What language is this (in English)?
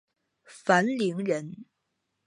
Chinese